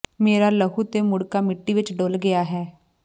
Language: Punjabi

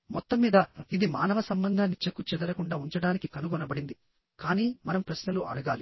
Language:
Telugu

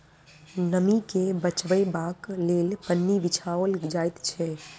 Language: Maithili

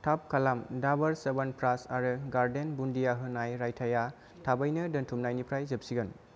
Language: Bodo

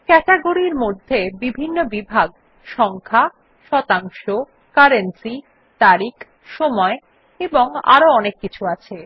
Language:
Bangla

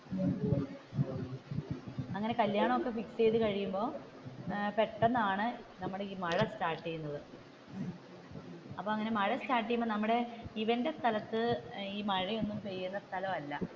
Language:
Malayalam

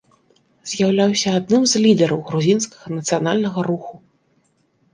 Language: Belarusian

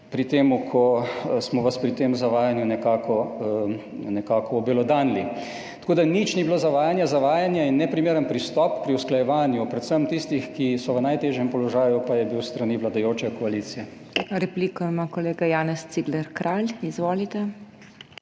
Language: Slovenian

